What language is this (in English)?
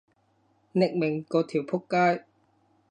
Cantonese